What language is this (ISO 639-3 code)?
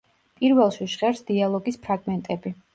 kat